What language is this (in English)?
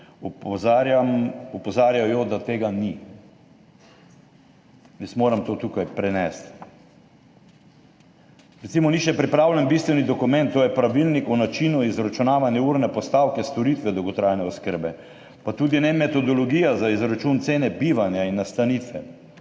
Slovenian